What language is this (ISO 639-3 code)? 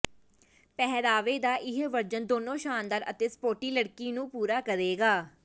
pan